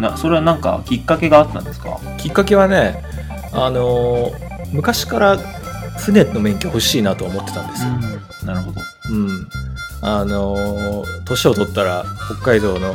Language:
Japanese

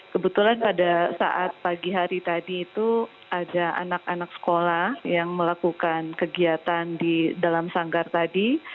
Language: Indonesian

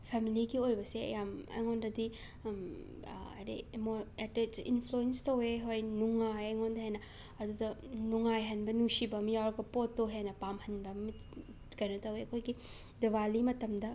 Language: Manipuri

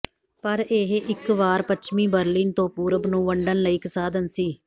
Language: Punjabi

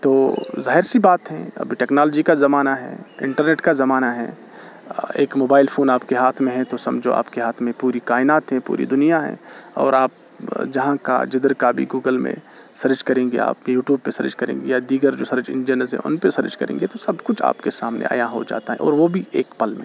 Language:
Urdu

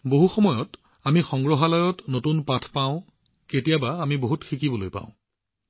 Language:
Assamese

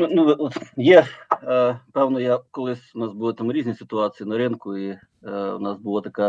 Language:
Ukrainian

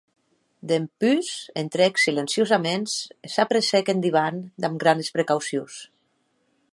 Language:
Occitan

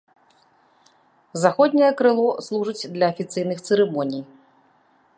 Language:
Belarusian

